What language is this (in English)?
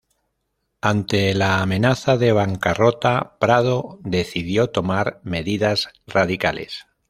Spanish